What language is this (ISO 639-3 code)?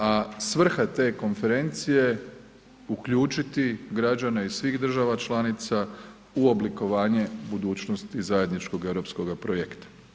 hrv